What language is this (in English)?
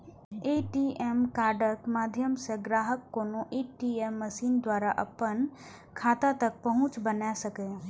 Maithili